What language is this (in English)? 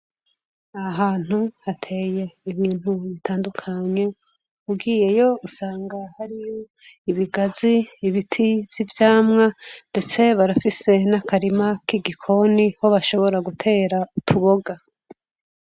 Rundi